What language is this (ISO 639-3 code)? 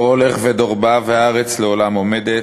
heb